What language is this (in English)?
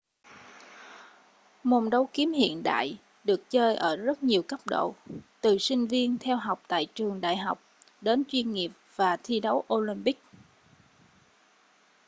Vietnamese